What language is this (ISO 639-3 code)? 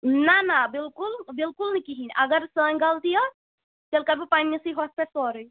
kas